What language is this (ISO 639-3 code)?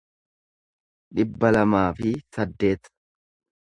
orm